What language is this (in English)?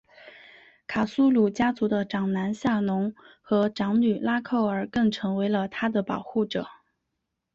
Chinese